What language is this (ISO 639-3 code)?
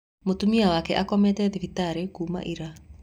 kik